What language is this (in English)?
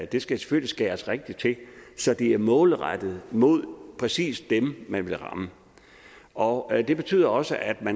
Danish